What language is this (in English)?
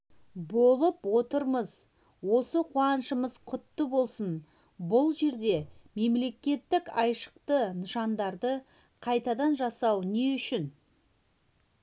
Kazakh